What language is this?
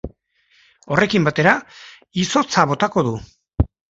Basque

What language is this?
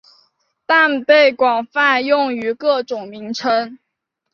Chinese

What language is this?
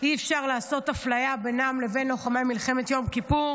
Hebrew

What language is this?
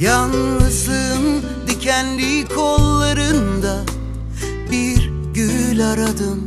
Turkish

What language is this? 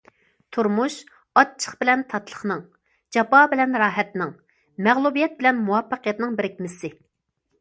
Uyghur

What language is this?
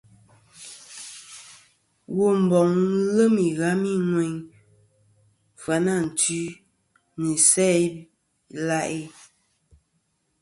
Kom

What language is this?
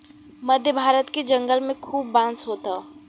Bhojpuri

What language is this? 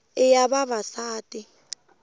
Tsonga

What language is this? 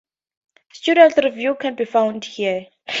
English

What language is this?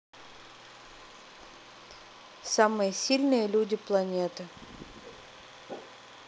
Russian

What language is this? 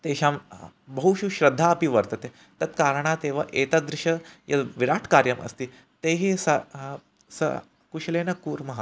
Sanskrit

